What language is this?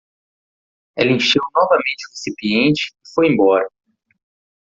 Portuguese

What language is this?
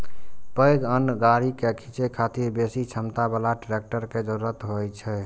Maithili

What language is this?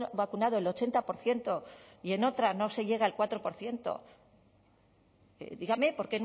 Spanish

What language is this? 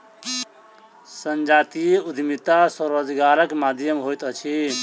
Maithili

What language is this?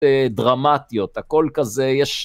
Hebrew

